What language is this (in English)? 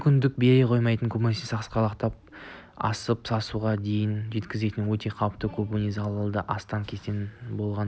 Kazakh